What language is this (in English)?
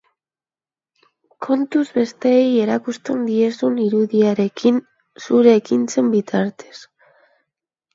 Basque